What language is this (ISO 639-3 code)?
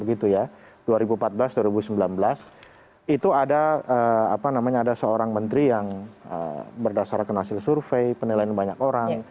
ind